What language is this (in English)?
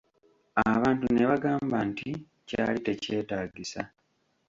Ganda